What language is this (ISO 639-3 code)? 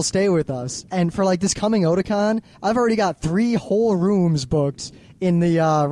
eng